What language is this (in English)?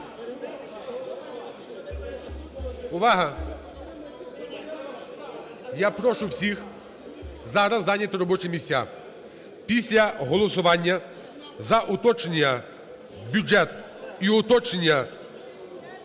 Ukrainian